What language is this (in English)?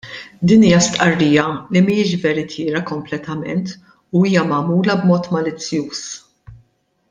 Maltese